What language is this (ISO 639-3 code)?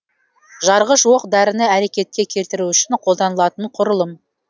kaz